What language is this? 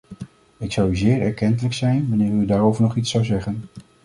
Dutch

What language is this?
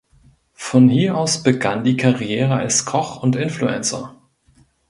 German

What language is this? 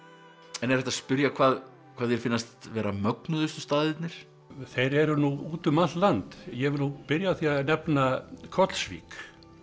Icelandic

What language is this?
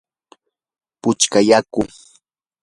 Yanahuanca Pasco Quechua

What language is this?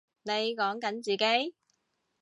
Cantonese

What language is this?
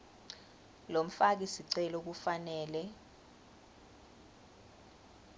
Swati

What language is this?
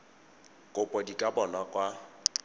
Tswana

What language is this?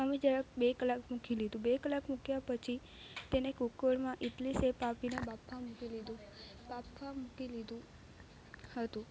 Gujarati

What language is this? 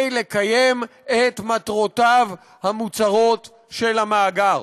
Hebrew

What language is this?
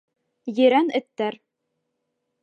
Bashkir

